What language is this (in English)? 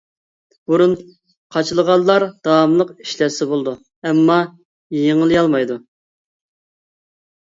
Uyghur